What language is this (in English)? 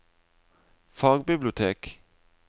Norwegian